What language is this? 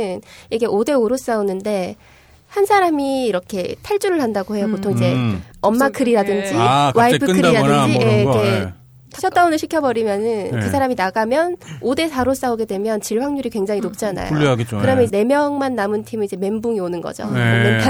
Korean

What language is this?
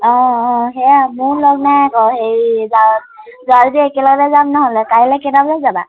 Assamese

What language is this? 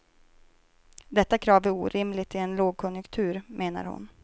Swedish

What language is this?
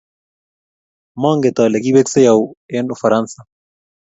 Kalenjin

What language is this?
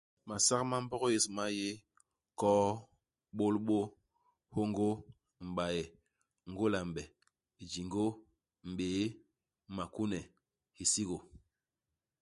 Basaa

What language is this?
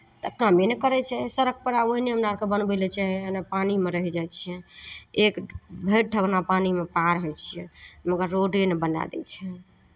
Maithili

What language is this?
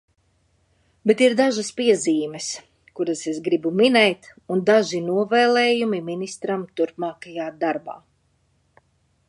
Latvian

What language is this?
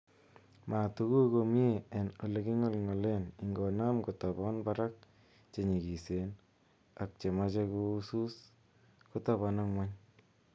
Kalenjin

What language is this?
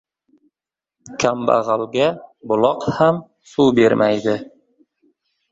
Uzbek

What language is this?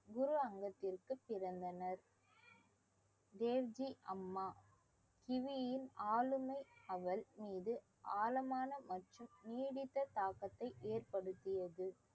Tamil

